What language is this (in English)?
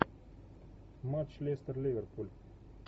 Russian